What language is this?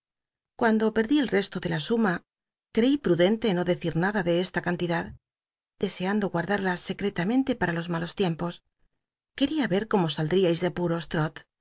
Spanish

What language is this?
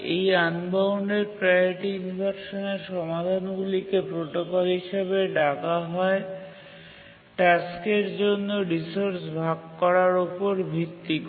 Bangla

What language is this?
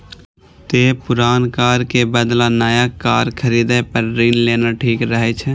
Maithili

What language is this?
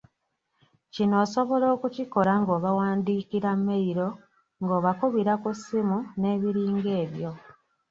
Ganda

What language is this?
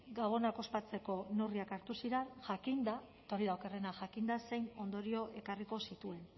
Basque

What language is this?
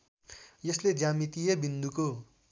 Nepali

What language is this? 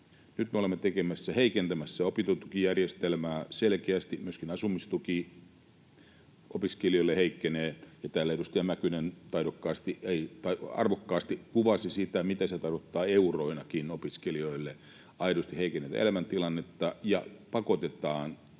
Finnish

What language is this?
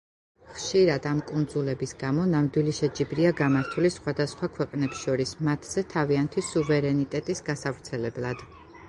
Georgian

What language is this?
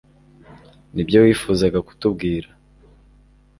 Kinyarwanda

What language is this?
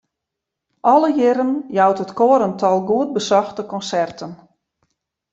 Western Frisian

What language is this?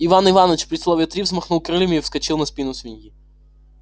Russian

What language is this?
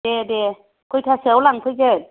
Bodo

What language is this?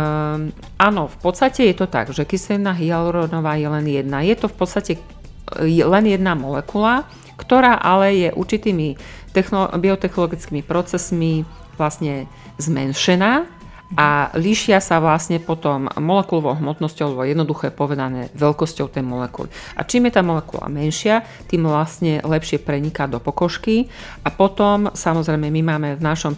Slovak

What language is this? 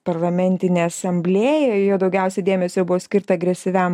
Lithuanian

